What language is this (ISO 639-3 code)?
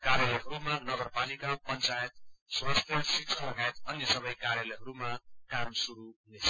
nep